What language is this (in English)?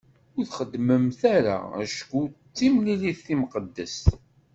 Kabyle